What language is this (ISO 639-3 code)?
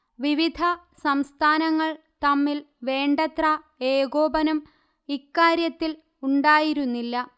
mal